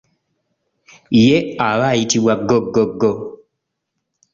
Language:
Ganda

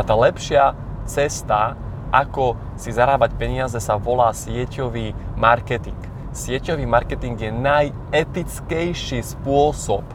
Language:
Slovak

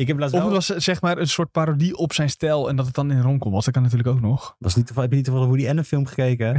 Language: Dutch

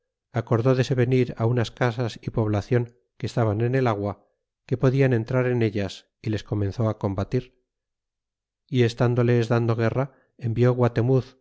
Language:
Spanish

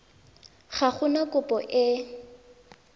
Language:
Tswana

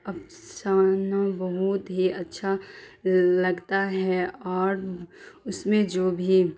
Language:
Urdu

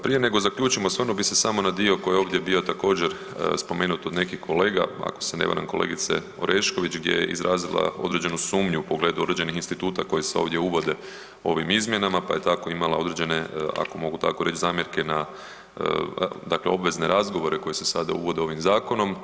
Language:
Croatian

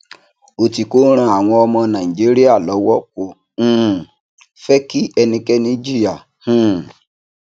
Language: Yoruba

